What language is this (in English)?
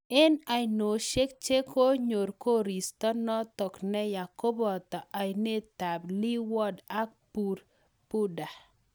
Kalenjin